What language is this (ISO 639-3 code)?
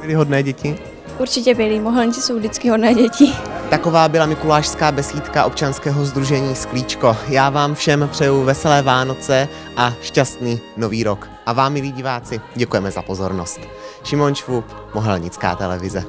ces